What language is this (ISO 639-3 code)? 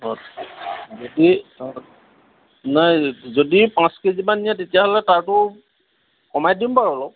asm